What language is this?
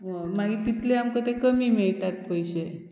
Konkani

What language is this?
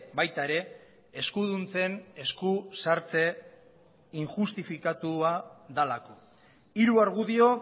Basque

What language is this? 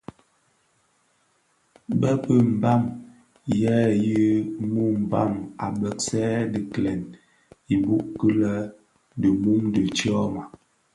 Bafia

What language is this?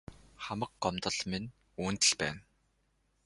Mongolian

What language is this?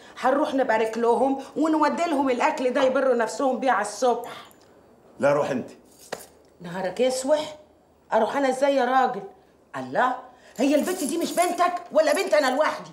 Arabic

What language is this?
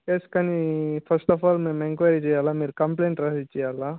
Telugu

